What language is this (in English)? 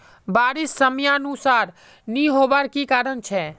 Magahi